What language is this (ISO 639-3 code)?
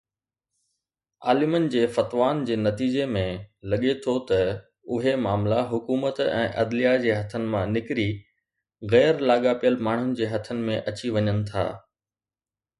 snd